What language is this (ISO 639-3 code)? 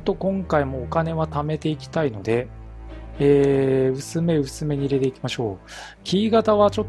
jpn